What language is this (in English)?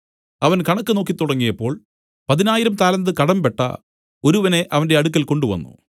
Malayalam